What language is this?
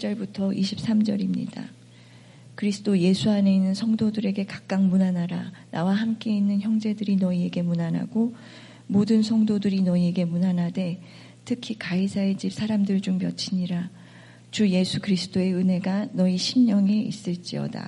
Korean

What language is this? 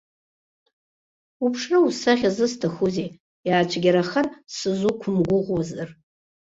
Abkhazian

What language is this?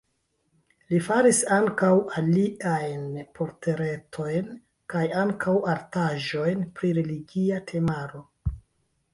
Esperanto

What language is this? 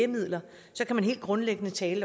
Danish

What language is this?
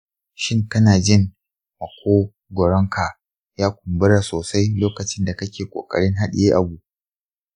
Hausa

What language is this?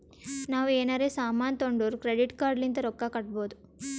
Kannada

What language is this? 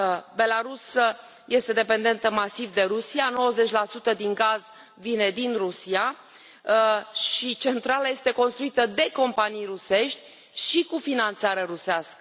Romanian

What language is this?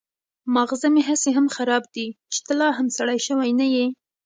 Pashto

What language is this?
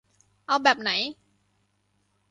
Thai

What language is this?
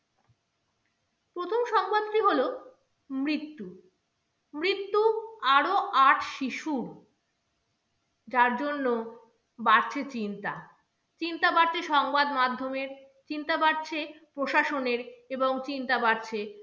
Bangla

